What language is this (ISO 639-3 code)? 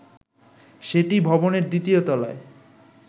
ben